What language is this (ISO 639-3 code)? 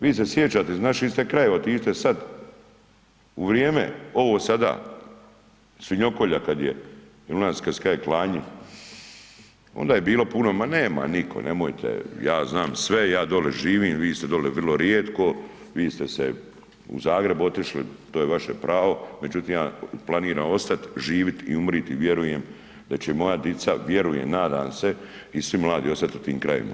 hrv